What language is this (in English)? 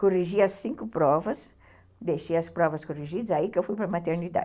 Portuguese